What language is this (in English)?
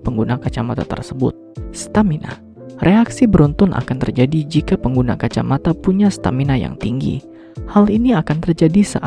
Indonesian